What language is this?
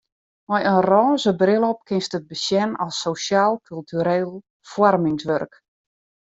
Western Frisian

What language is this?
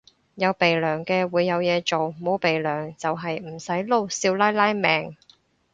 Cantonese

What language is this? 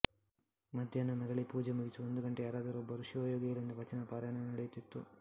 Kannada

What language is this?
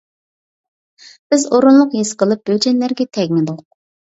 Uyghur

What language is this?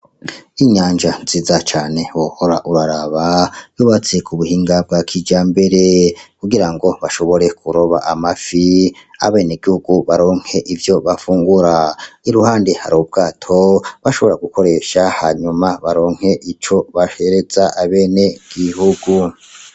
Rundi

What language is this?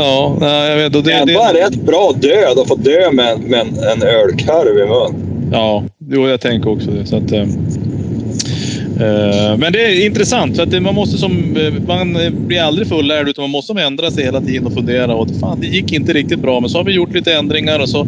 Swedish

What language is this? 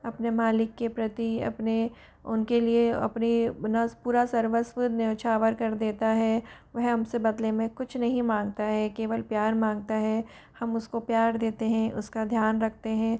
Hindi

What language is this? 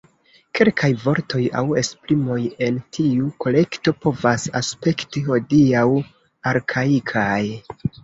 Esperanto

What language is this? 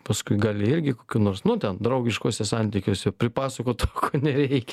Lithuanian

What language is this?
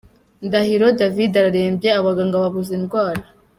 Kinyarwanda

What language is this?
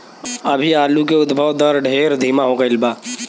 Bhojpuri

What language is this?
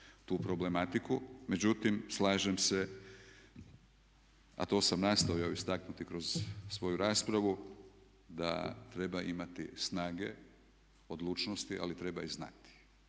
Croatian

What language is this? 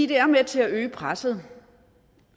Danish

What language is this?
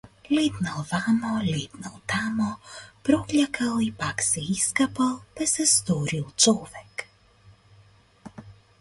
Macedonian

